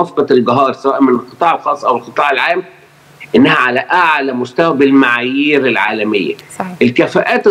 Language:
Arabic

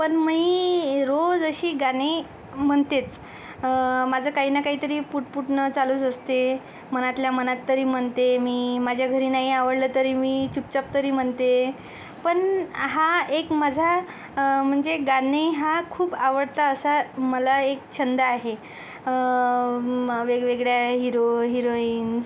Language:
Marathi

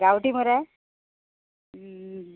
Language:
Konkani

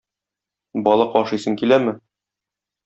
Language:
Tatar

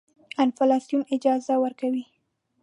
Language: Pashto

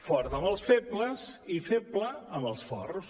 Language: Catalan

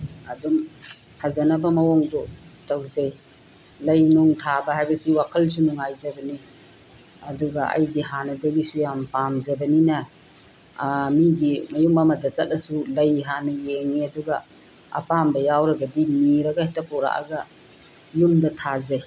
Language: Manipuri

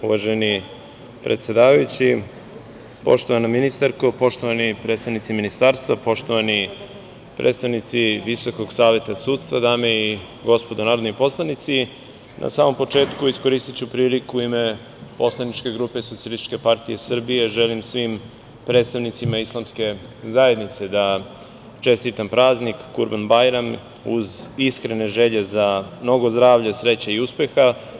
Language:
Serbian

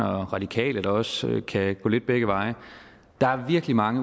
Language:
Danish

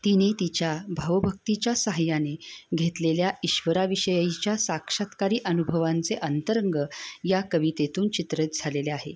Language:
Marathi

